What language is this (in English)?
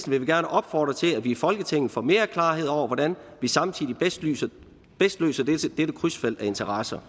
Danish